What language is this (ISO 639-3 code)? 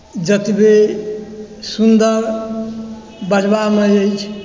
mai